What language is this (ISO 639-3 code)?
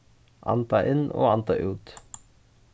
fao